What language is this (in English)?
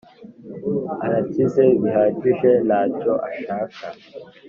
Kinyarwanda